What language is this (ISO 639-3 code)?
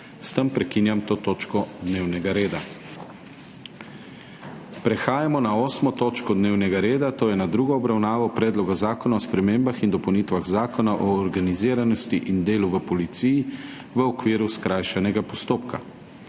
slv